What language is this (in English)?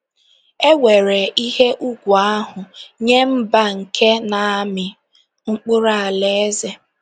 Igbo